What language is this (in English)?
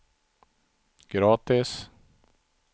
Swedish